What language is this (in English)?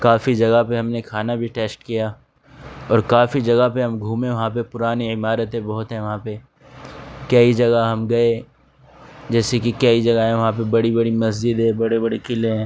Urdu